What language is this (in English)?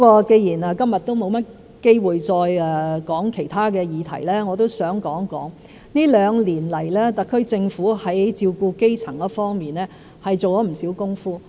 Cantonese